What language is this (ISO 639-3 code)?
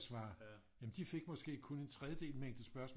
dan